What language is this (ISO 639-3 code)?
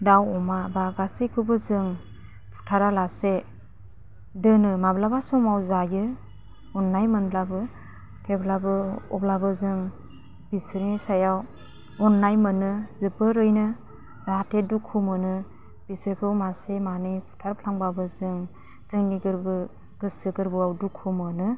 brx